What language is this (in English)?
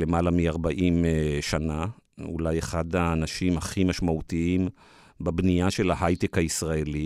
Hebrew